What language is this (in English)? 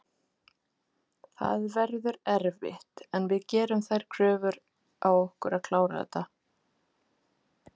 Icelandic